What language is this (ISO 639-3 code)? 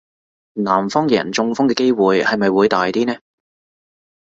yue